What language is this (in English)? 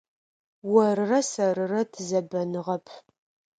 Adyghe